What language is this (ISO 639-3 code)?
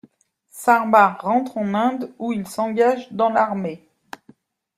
fra